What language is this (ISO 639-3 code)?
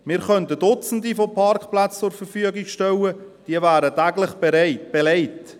gsw